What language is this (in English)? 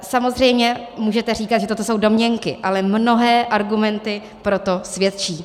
Czech